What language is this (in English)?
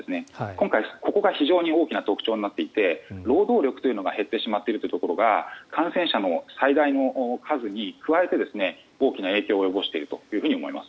Japanese